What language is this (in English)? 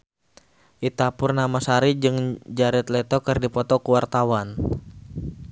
Sundanese